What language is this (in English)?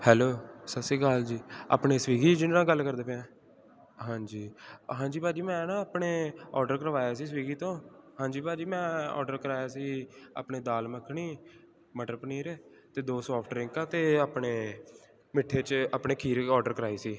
Punjabi